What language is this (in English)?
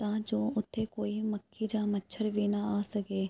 Punjabi